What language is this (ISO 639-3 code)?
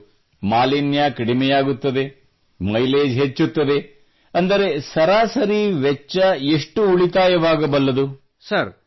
kan